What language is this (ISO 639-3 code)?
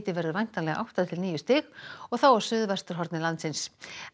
isl